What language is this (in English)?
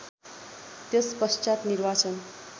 Nepali